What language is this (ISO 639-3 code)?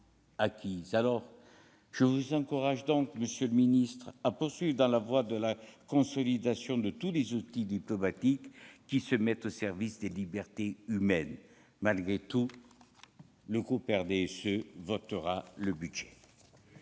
fra